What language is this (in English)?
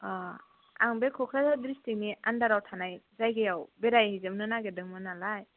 Bodo